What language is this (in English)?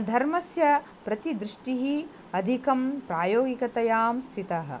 Sanskrit